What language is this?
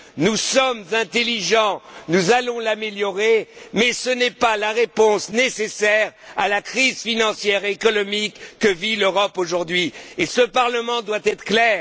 French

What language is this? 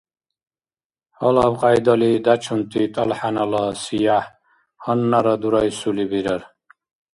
Dargwa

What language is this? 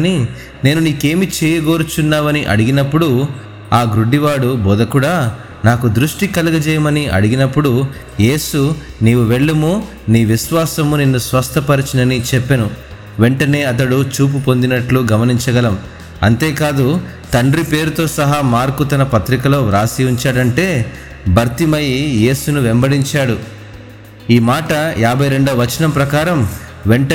Telugu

